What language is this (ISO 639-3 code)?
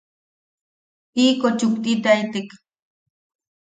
yaq